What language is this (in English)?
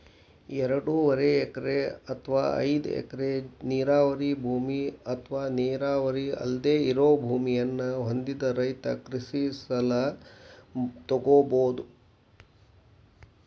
Kannada